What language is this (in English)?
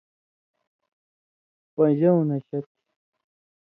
Indus Kohistani